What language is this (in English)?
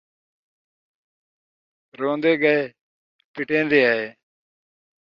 Saraiki